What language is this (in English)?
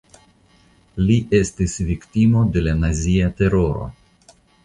Esperanto